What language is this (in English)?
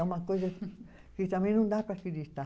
Portuguese